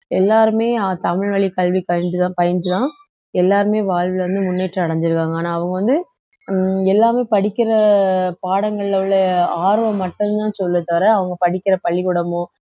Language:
Tamil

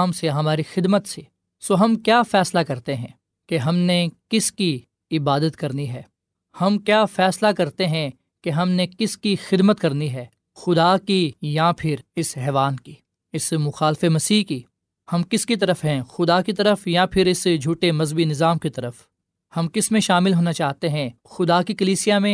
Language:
Urdu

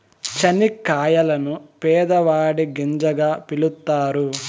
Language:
Telugu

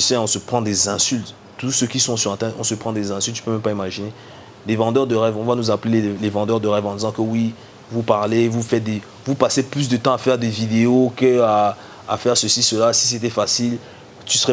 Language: French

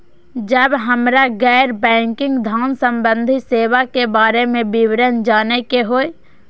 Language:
Maithili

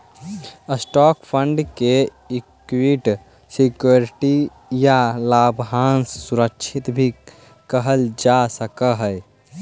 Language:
Magahi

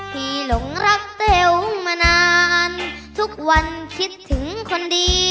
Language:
Thai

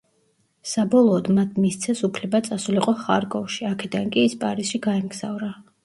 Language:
Georgian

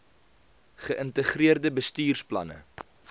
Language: Afrikaans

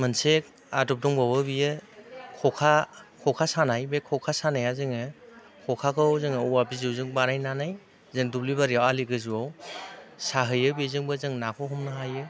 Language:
Bodo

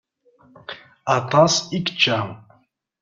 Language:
Kabyle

